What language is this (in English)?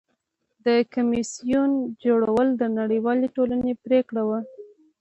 Pashto